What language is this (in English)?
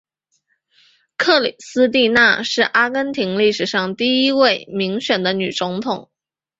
Chinese